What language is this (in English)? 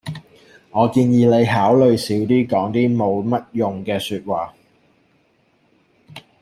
Cantonese